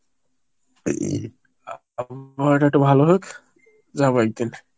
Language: Bangla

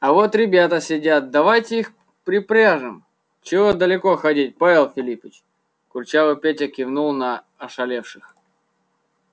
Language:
Russian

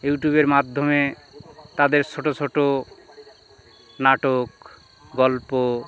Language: Bangla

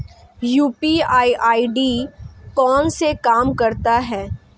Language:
Hindi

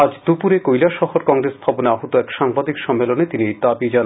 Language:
Bangla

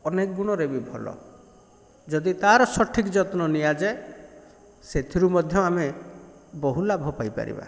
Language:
Odia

